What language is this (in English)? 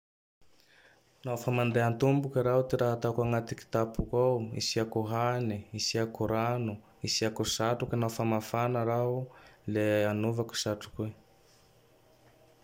Tandroy-Mahafaly Malagasy